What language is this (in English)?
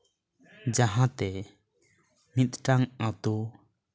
Santali